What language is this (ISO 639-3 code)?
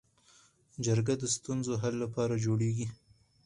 pus